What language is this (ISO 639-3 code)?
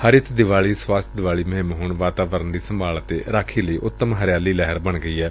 pan